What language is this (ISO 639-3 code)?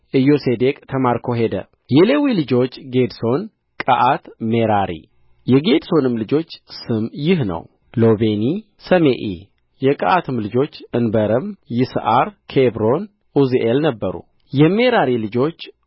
amh